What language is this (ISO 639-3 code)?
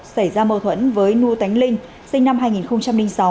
vie